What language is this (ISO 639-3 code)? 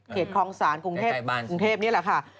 tha